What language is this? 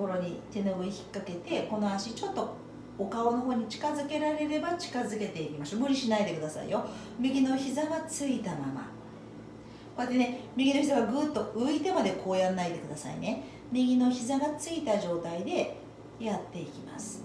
Japanese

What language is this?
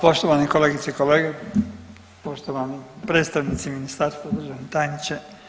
Croatian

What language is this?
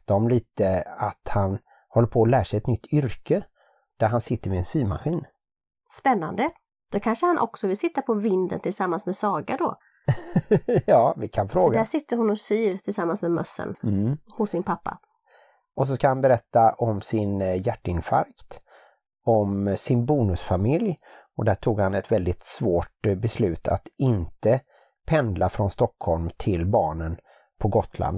Swedish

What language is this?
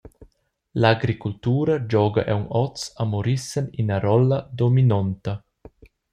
Romansh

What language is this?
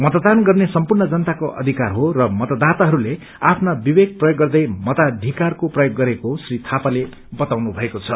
Nepali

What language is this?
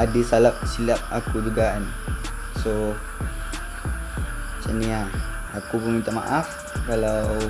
Malay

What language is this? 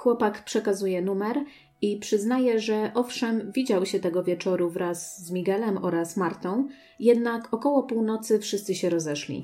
Polish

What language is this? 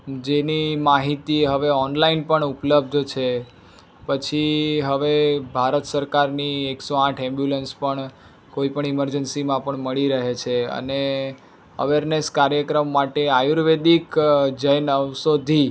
Gujarati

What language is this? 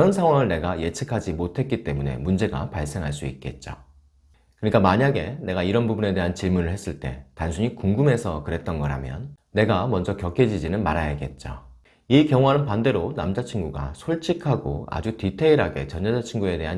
Korean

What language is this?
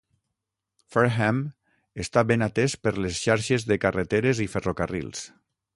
Catalan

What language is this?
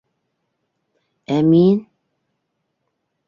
Bashkir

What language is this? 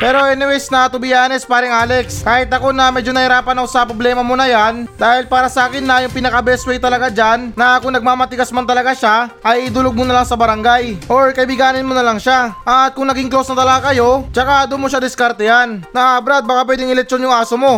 Filipino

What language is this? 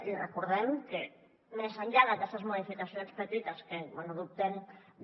Catalan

